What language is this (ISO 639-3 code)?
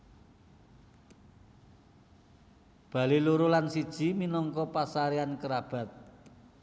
jav